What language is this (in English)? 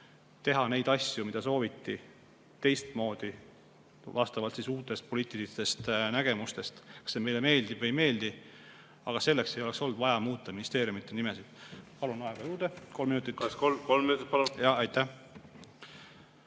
Estonian